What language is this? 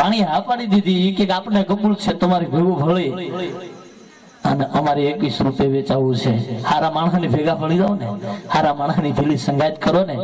Indonesian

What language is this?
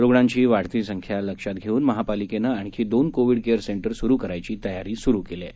Marathi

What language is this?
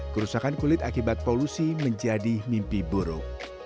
Indonesian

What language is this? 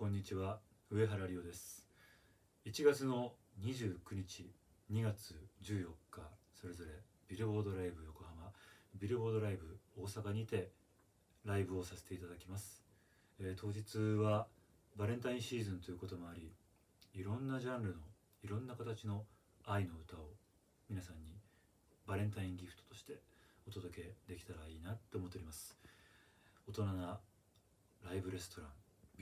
Japanese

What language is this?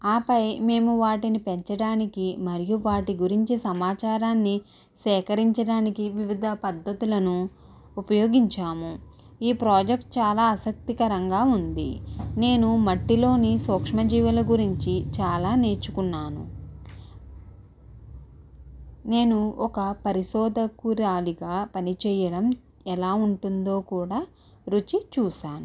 Telugu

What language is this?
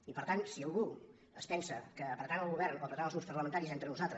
Catalan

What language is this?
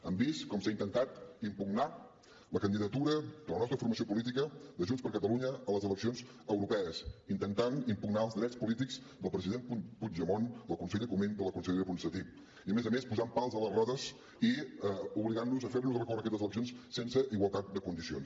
Catalan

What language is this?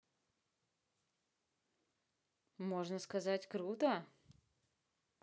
Russian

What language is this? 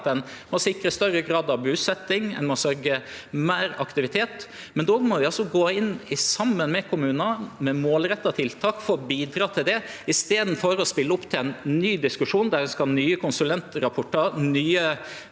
Norwegian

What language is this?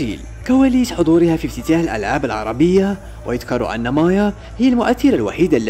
Arabic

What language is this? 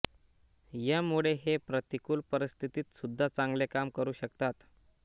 Marathi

